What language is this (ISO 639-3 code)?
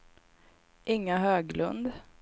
swe